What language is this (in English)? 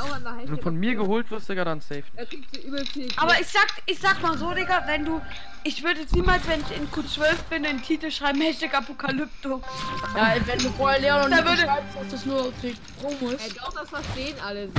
German